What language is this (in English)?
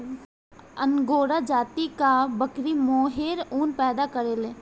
Bhojpuri